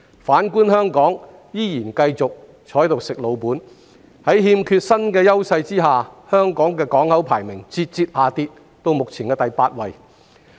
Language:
Cantonese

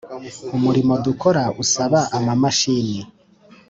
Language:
Kinyarwanda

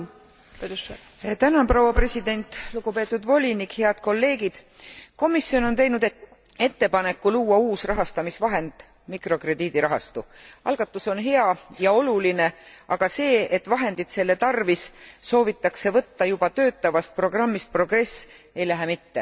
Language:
Estonian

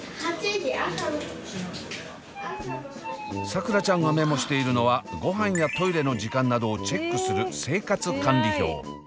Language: Japanese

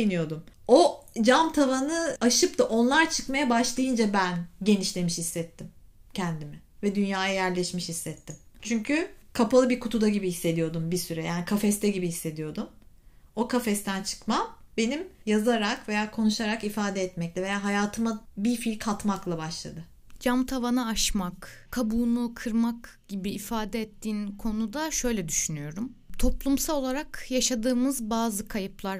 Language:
Turkish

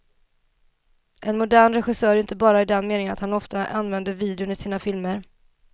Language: Swedish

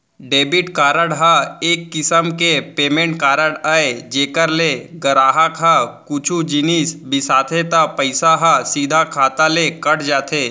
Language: Chhattisgarhi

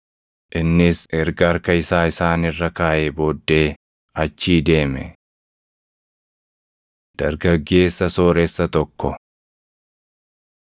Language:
Oromo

